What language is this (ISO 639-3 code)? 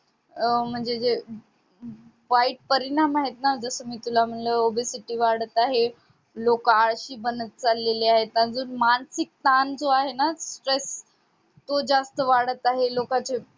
mar